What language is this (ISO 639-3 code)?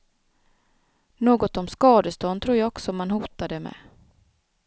swe